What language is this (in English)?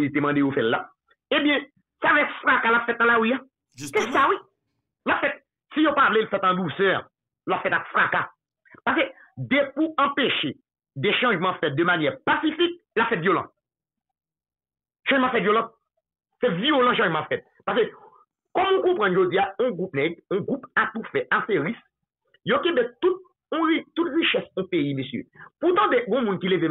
French